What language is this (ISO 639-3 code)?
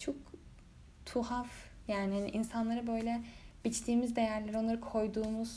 tur